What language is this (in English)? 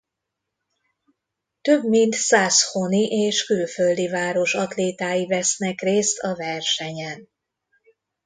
Hungarian